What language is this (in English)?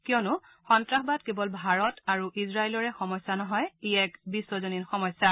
Assamese